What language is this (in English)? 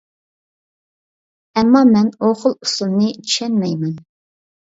Uyghur